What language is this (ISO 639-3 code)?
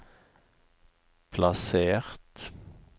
nor